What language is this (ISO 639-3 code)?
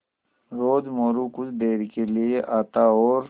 hin